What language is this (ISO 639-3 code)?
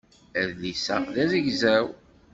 kab